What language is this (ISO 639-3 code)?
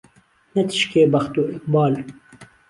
ckb